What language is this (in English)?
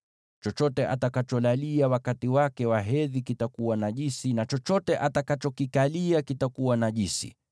Swahili